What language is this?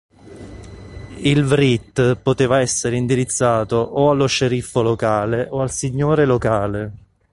Italian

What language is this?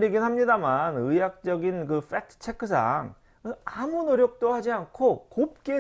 Korean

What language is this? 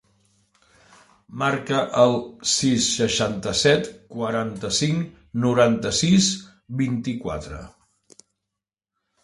Catalan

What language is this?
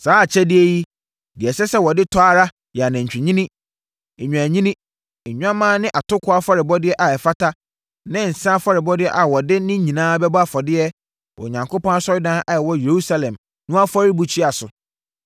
Akan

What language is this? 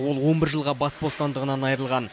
Kazakh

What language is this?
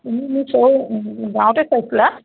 Assamese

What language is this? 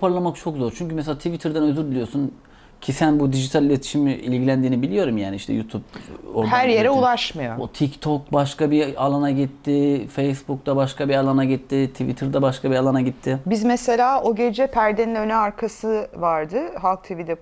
Turkish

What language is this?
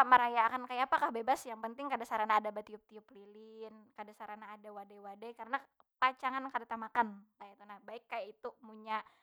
Banjar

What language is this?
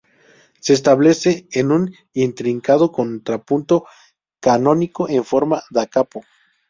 Spanish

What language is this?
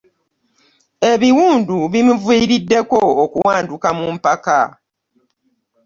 Ganda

